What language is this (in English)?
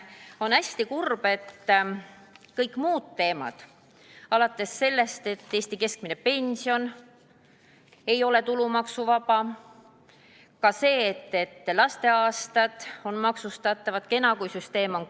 Estonian